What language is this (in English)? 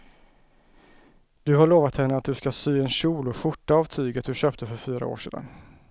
Swedish